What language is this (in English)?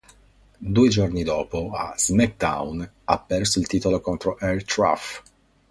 Italian